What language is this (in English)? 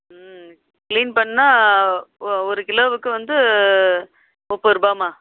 Tamil